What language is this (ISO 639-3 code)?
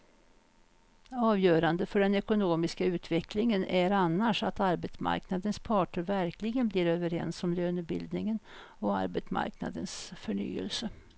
swe